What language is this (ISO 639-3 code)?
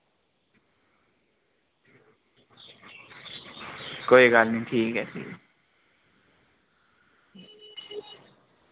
doi